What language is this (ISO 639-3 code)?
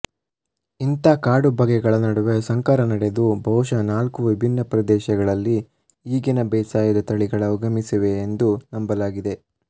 kan